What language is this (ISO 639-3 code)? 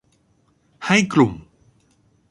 tha